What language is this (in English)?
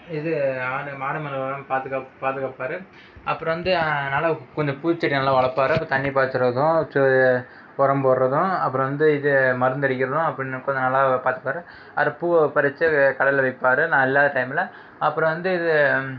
Tamil